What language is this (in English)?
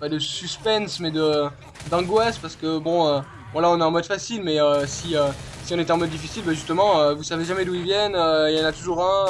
French